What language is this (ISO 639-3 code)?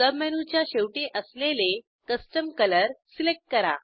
mar